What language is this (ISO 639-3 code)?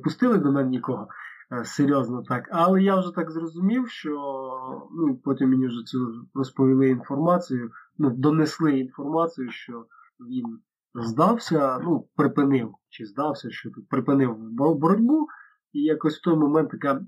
ukr